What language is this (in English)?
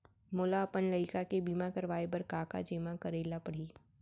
Chhattisgarhi